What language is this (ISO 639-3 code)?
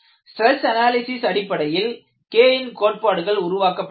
tam